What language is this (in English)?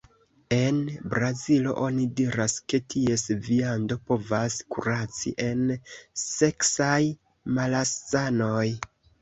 Esperanto